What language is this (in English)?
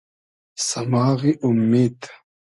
Hazaragi